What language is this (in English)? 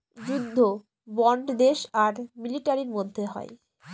Bangla